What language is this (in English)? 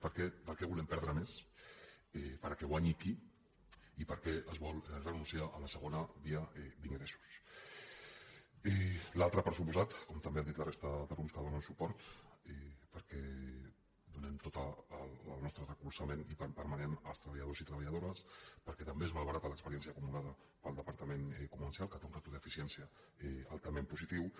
Catalan